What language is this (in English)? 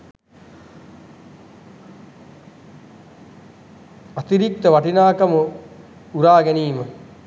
Sinhala